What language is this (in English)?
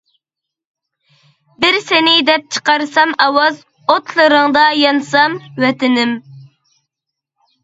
Uyghur